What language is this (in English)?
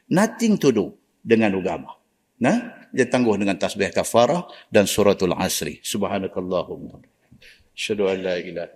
Malay